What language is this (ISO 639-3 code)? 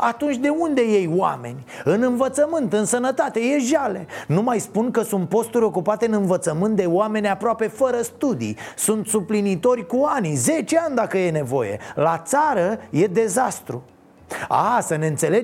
ron